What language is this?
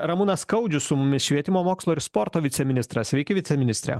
Lithuanian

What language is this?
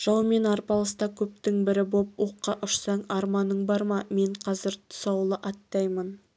Kazakh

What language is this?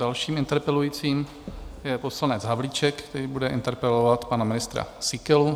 Czech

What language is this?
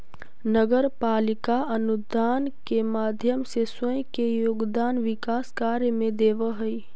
Magahi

